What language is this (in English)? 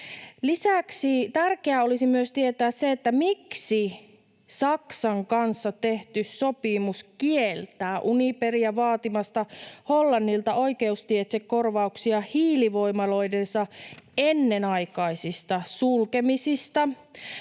Finnish